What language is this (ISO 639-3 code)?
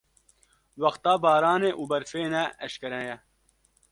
kur